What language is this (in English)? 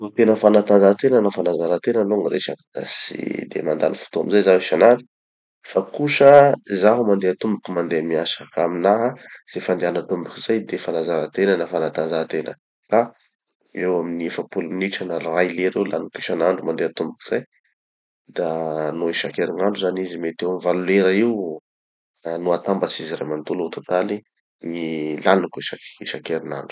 Tanosy Malagasy